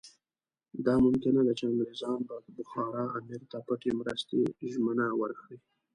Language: Pashto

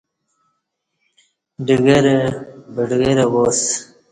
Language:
Kati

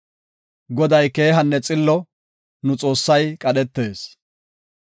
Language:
Gofa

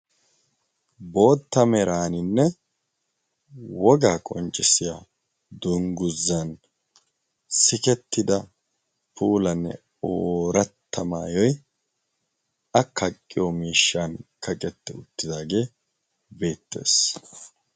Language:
Wolaytta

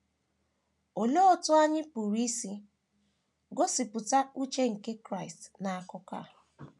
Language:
Igbo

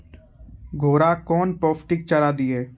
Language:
Maithili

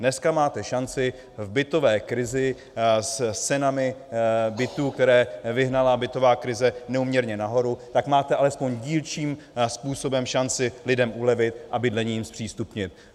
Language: Czech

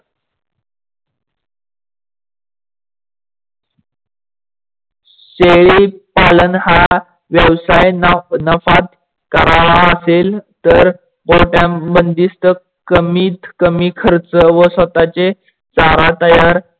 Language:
Marathi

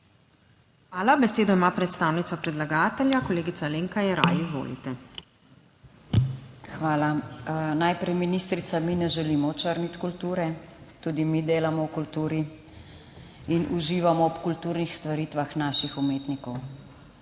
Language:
Slovenian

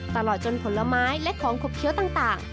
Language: Thai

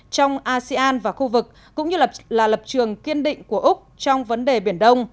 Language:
Vietnamese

